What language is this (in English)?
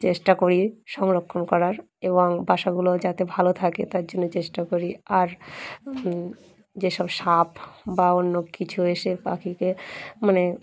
Bangla